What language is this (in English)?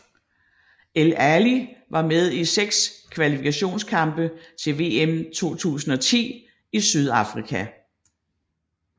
Danish